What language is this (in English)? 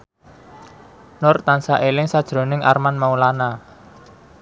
Javanese